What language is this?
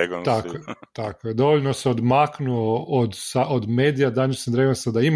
Croatian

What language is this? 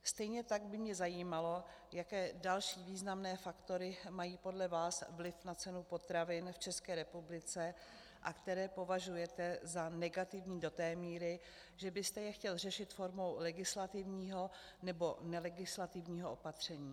Czech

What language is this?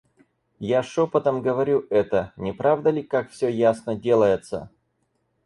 Russian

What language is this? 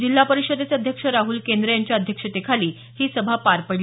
Marathi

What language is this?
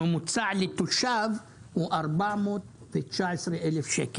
Hebrew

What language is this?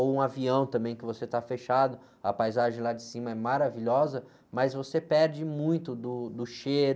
Portuguese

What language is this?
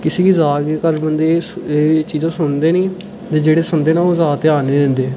Dogri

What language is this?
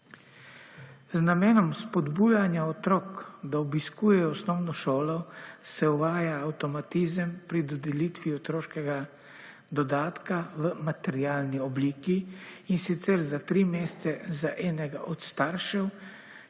Slovenian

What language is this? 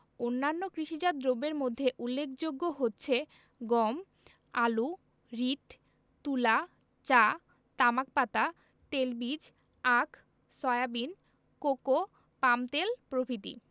Bangla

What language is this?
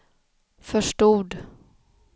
Swedish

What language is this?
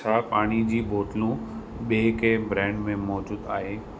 Sindhi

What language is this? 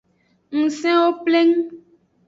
Aja (Benin)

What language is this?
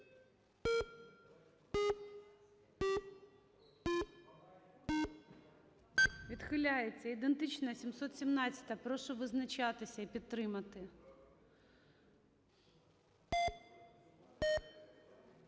Ukrainian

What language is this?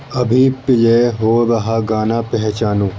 Urdu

